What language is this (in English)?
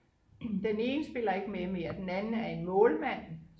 Danish